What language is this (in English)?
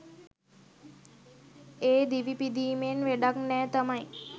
Sinhala